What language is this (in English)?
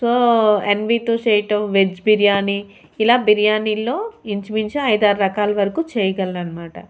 Telugu